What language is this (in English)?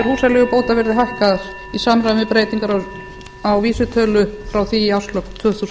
Icelandic